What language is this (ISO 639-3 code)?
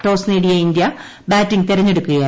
mal